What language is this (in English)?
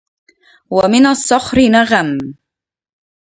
Arabic